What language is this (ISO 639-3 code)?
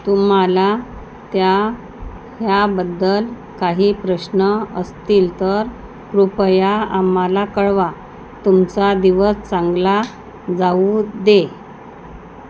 mar